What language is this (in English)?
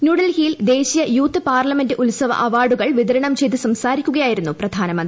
Malayalam